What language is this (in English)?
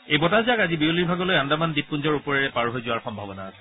Assamese